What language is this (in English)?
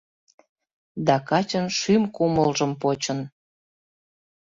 Mari